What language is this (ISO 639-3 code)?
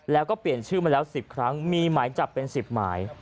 tha